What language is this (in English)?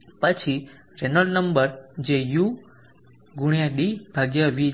Gujarati